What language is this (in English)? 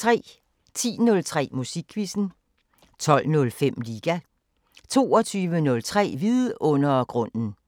Danish